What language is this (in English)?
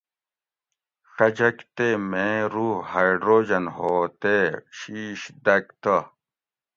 Gawri